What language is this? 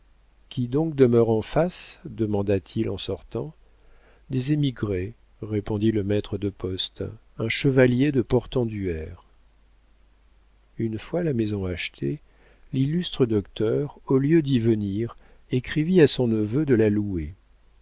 French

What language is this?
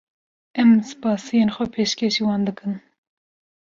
Kurdish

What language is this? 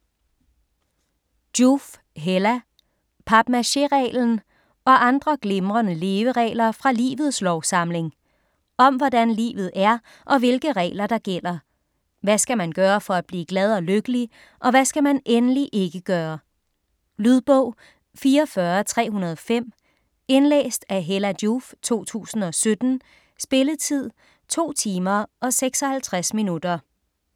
Danish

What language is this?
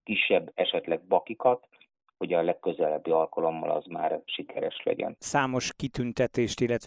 Hungarian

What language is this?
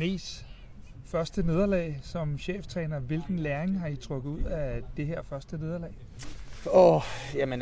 Danish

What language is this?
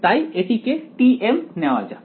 Bangla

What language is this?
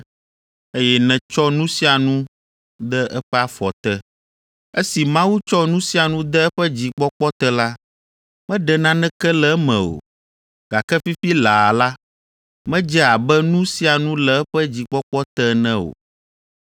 Ewe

